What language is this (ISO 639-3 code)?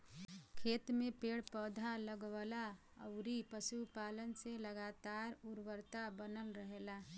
bho